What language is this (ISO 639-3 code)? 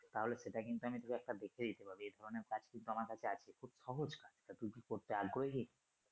ben